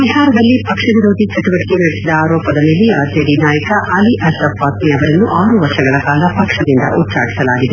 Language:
Kannada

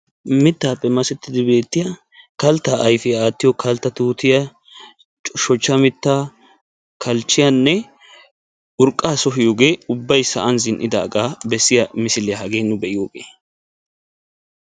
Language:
Wolaytta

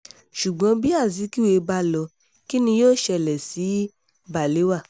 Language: Yoruba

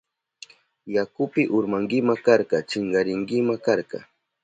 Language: Southern Pastaza Quechua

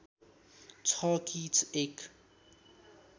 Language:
Nepali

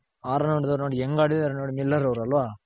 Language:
Kannada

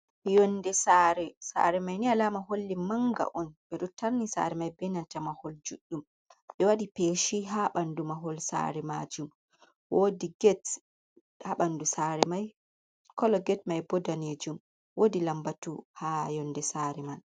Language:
Fula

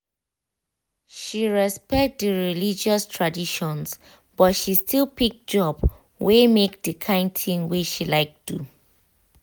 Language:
Nigerian Pidgin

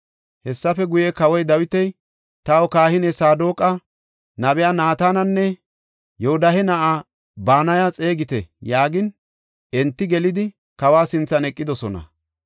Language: Gofa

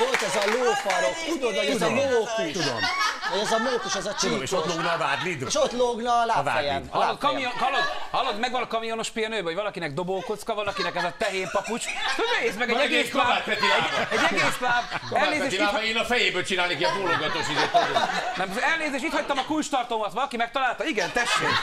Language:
Hungarian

